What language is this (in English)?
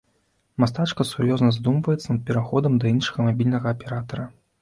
Belarusian